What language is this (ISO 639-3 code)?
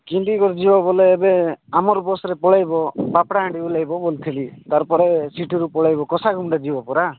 ori